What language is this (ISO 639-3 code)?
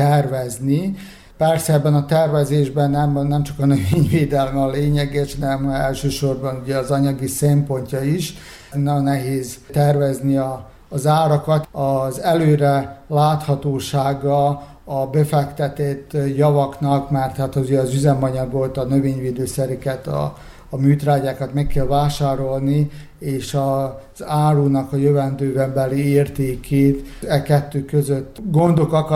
hun